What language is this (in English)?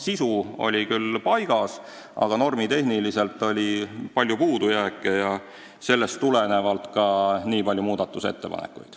Estonian